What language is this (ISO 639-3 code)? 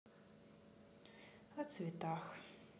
rus